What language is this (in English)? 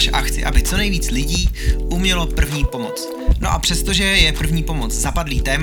Czech